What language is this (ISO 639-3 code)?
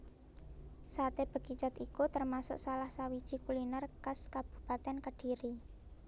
jav